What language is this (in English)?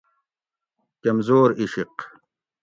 Gawri